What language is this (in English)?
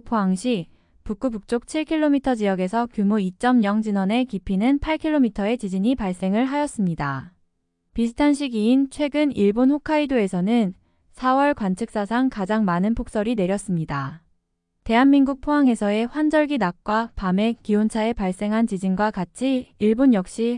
Korean